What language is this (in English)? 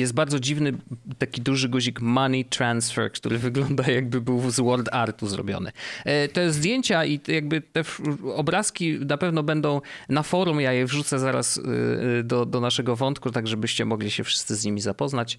Polish